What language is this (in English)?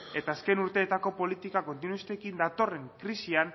Basque